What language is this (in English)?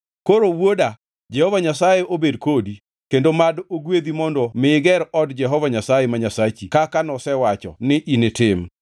Luo (Kenya and Tanzania)